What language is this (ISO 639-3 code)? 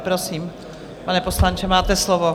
ces